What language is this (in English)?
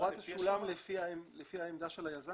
Hebrew